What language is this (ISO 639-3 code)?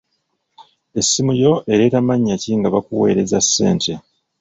lug